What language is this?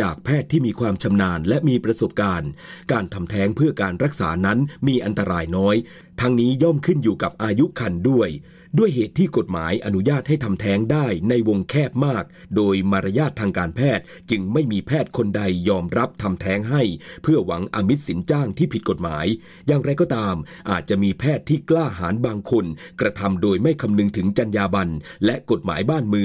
Thai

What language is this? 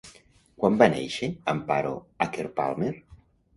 Catalan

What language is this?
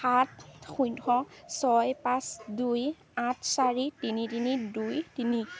Assamese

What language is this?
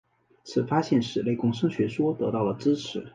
Chinese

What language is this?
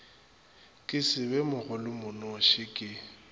Northern Sotho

